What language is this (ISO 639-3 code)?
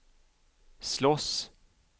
swe